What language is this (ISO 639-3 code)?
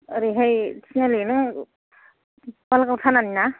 brx